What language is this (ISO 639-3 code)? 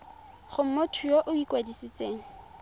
tsn